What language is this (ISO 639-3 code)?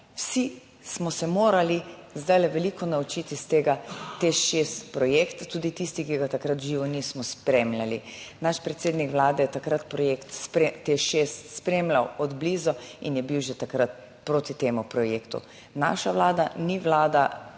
slv